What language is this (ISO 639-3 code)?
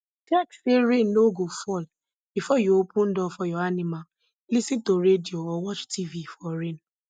pcm